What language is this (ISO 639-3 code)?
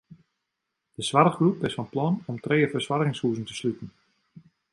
fry